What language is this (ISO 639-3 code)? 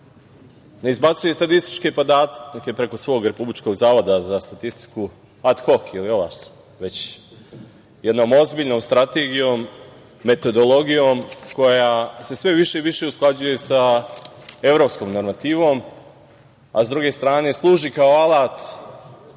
srp